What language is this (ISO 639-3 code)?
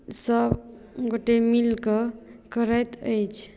mai